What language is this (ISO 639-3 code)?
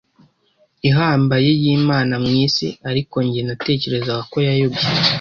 kin